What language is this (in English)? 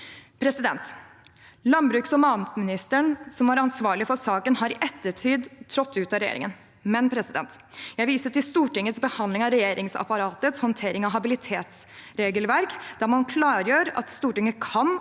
Norwegian